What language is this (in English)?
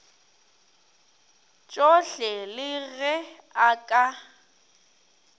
Northern Sotho